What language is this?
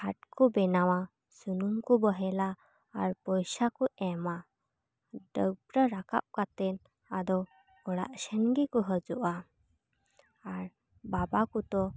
Santali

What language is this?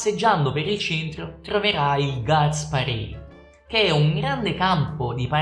Italian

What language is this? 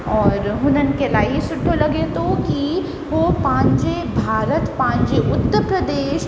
Sindhi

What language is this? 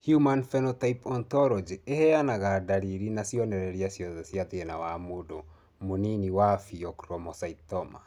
Kikuyu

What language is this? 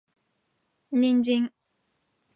Japanese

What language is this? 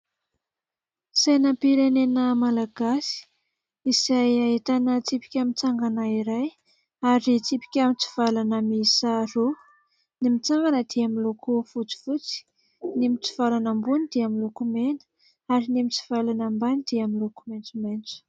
Malagasy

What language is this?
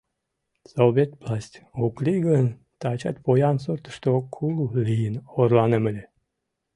Mari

